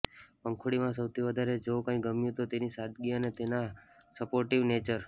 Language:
Gujarati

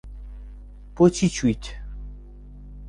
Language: Central Kurdish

